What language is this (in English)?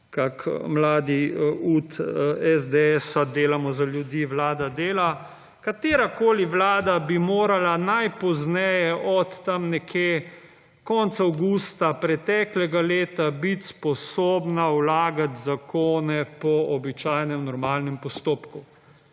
Slovenian